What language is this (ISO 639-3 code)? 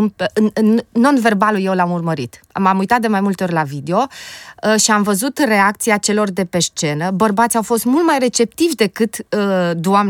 ron